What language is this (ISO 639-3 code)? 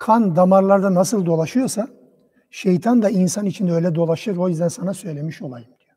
tur